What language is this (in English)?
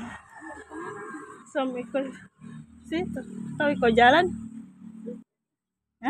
Indonesian